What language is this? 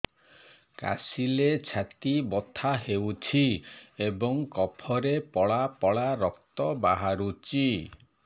Odia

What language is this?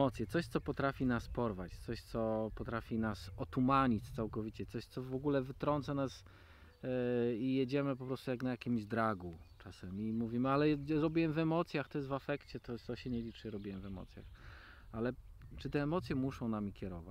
Polish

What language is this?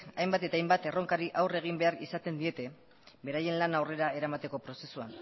Basque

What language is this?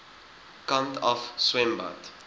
Afrikaans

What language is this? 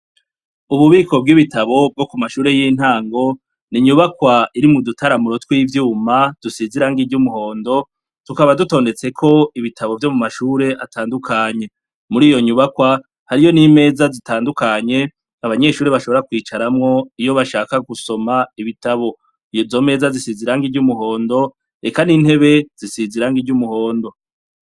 Rundi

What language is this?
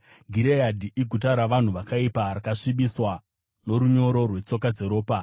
Shona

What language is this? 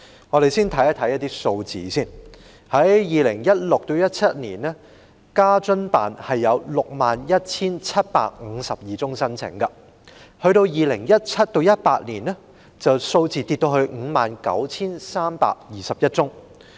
Cantonese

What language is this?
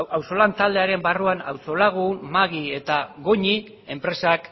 Basque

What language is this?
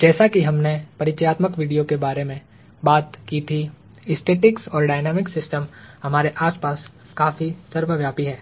Hindi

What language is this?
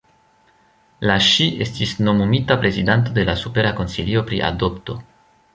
Esperanto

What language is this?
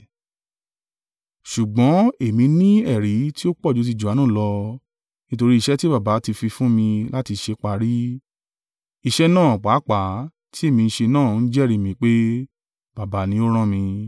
Yoruba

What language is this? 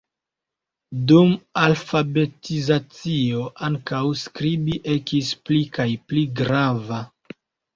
Esperanto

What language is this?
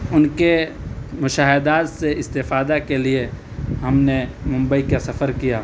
Urdu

